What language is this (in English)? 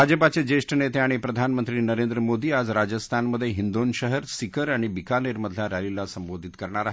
Marathi